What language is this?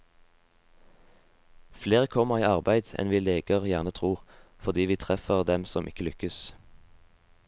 Norwegian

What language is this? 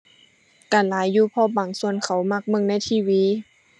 Thai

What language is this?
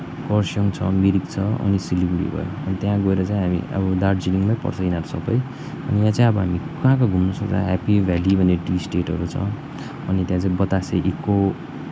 Nepali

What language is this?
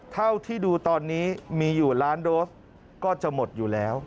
Thai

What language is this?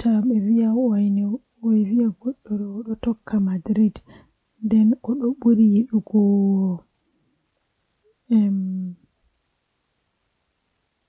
Western Niger Fulfulde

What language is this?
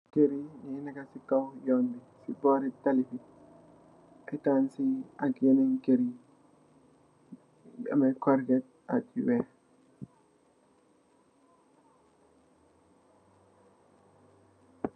Wolof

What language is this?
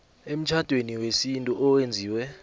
South Ndebele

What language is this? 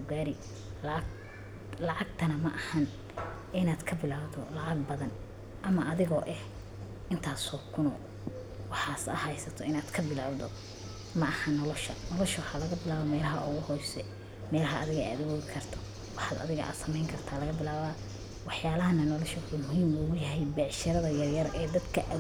Somali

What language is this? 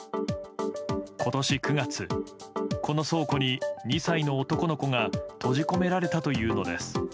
Japanese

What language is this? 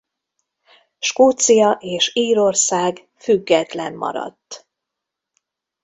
Hungarian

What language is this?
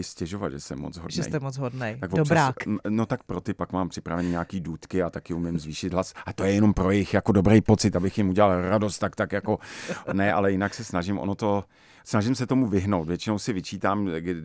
Czech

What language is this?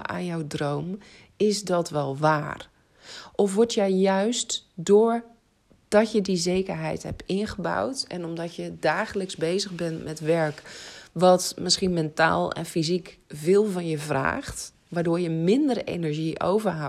Dutch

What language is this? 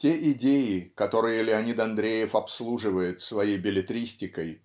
Russian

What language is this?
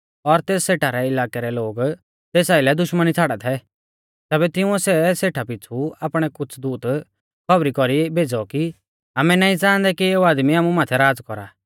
Mahasu Pahari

